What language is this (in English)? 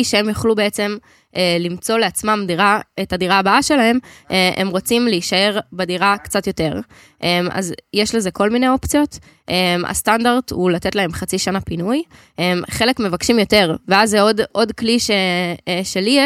Hebrew